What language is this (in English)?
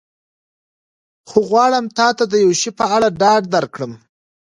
Pashto